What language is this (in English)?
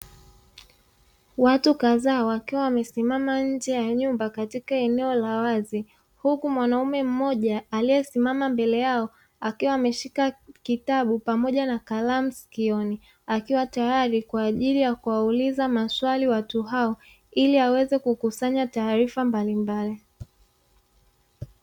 Swahili